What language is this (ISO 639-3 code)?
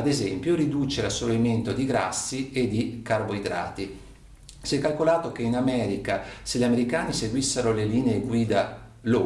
ita